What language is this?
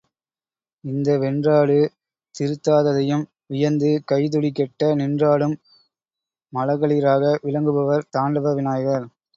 Tamil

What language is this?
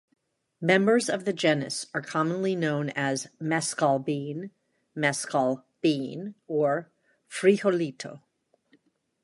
English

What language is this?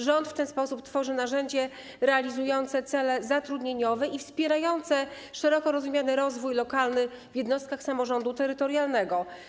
Polish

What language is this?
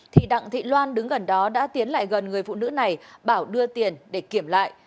Vietnamese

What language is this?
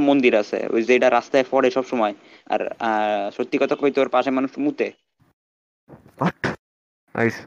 Bangla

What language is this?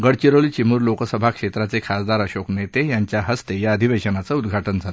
Marathi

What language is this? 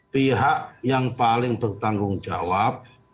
Indonesian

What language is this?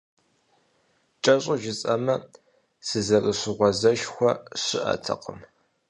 Kabardian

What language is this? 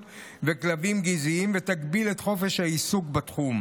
Hebrew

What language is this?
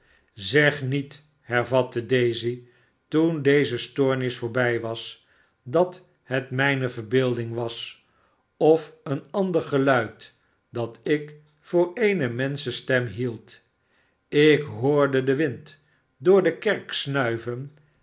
Dutch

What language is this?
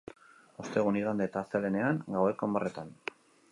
Basque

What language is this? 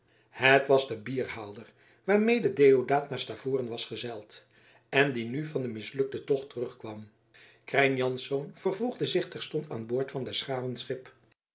Dutch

